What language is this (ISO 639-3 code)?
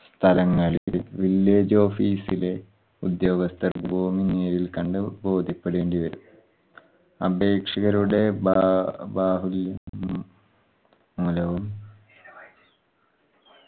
mal